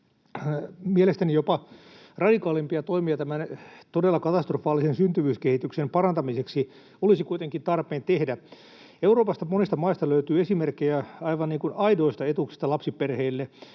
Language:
Finnish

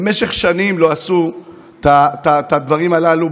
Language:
Hebrew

